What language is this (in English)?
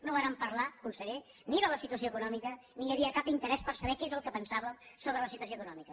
Catalan